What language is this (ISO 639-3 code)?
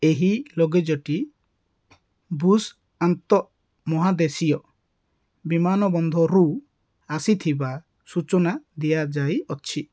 ori